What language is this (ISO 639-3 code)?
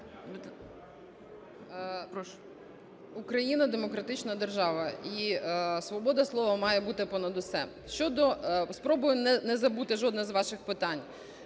ukr